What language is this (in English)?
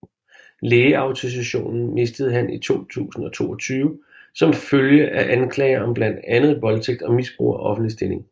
Danish